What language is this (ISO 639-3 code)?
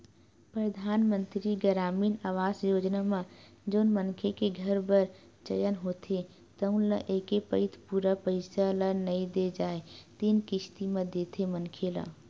hne